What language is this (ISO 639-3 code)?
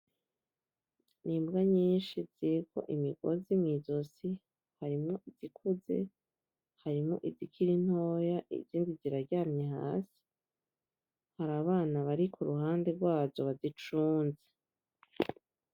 run